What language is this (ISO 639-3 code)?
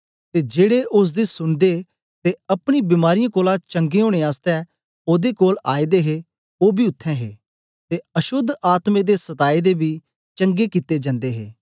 doi